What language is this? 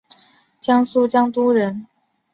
Chinese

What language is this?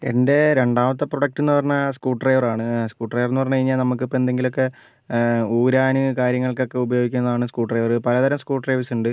Malayalam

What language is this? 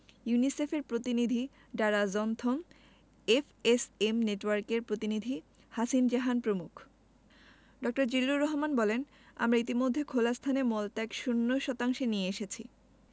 Bangla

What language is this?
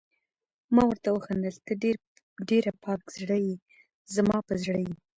Pashto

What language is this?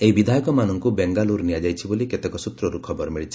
Odia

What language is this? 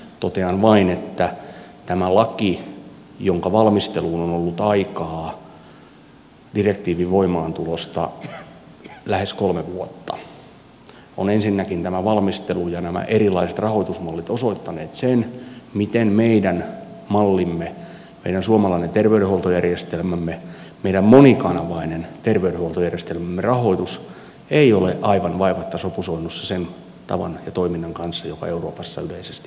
Finnish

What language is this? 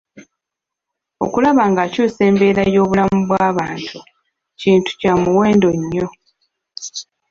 Ganda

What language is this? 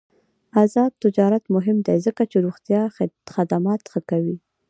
Pashto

